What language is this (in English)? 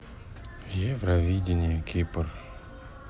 Russian